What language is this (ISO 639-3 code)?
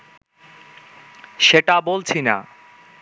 ben